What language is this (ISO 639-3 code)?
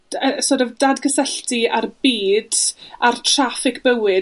cym